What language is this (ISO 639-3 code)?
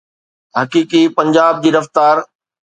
snd